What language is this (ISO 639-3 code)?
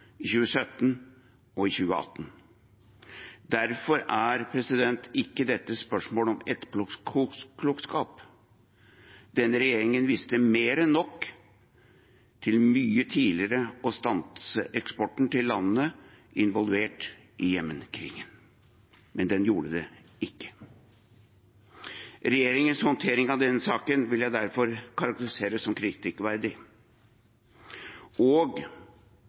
nob